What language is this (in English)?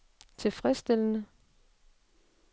Danish